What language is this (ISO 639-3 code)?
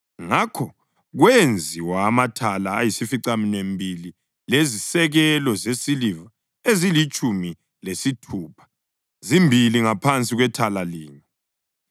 nde